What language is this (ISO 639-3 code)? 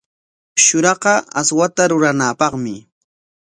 qwa